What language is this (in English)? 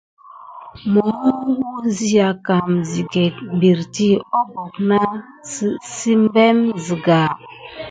Gidar